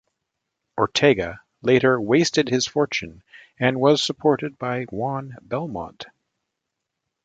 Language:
English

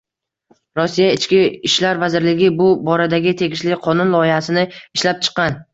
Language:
Uzbek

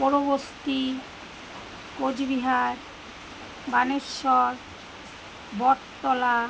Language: Bangla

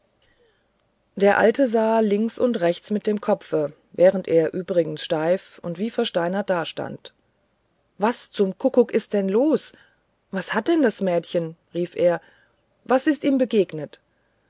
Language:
German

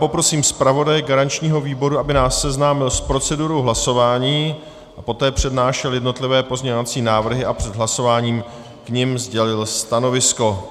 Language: Czech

